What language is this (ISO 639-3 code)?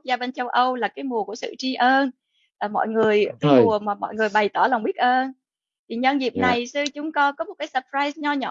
vie